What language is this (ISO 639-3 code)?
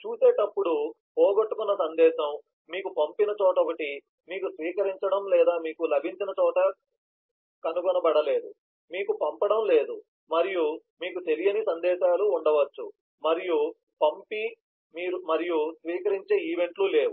tel